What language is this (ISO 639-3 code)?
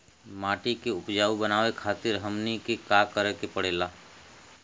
bho